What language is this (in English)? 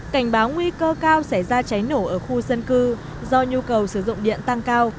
Vietnamese